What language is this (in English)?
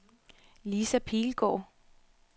Danish